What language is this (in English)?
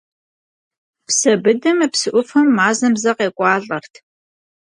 Kabardian